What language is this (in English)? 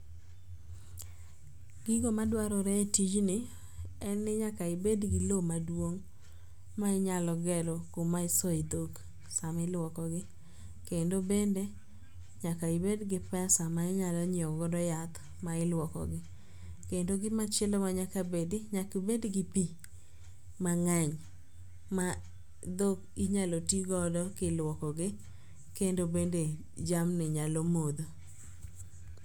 Luo (Kenya and Tanzania)